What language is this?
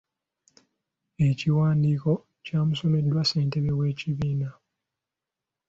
Ganda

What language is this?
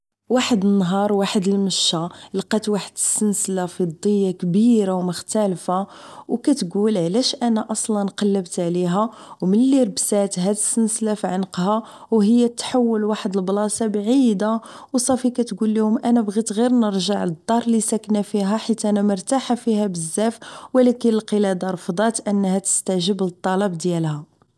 Moroccan Arabic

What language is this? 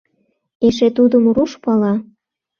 Mari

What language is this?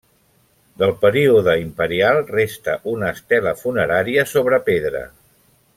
Catalan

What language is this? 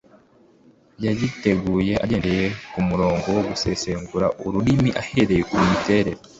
Kinyarwanda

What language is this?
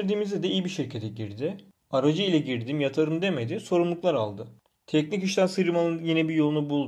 Turkish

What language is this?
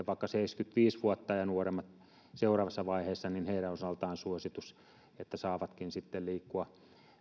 Finnish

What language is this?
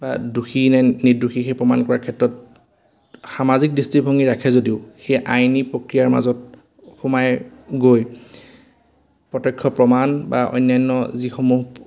Assamese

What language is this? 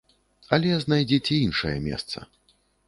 Belarusian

